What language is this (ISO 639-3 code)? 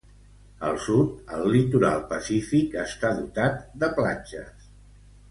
cat